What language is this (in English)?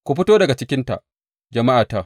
Hausa